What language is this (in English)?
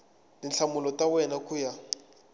Tsonga